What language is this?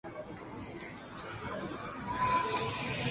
Urdu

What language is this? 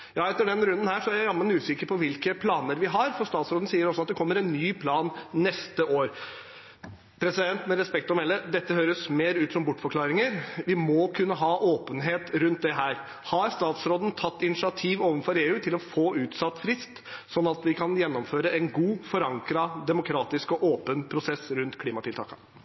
Norwegian Bokmål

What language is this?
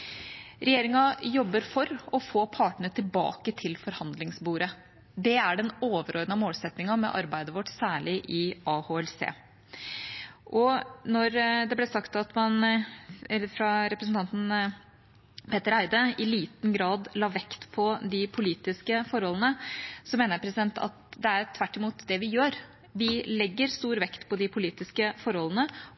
Norwegian Bokmål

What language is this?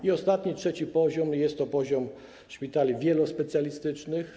Polish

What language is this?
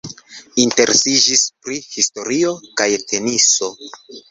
Esperanto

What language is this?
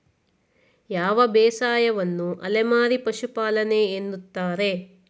Kannada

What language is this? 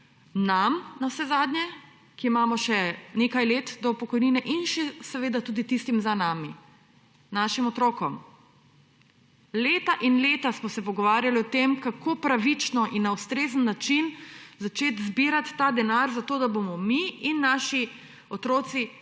Slovenian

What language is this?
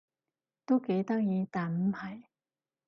Cantonese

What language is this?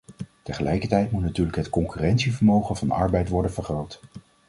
Dutch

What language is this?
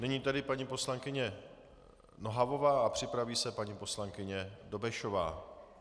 Czech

